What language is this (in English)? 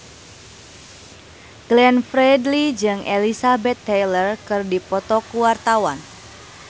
Sundanese